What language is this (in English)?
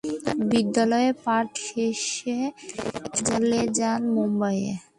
Bangla